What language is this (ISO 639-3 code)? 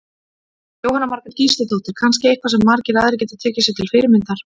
isl